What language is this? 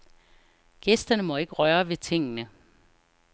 Danish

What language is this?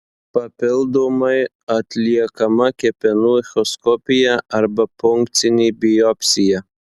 Lithuanian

